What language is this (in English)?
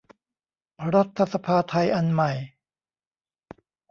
Thai